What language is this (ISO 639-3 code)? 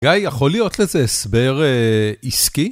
heb